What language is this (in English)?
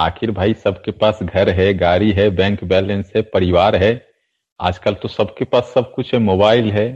Hindi